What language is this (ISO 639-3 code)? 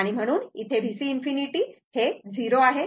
mar